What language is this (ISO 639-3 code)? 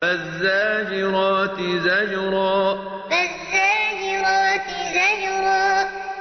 ara